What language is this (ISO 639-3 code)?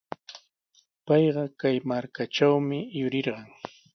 qws